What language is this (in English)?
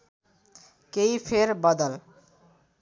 Nepali